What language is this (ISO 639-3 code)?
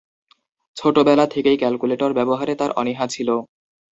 ben